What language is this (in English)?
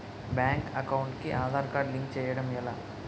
Telugu